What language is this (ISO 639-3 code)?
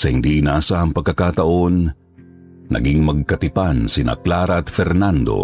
fil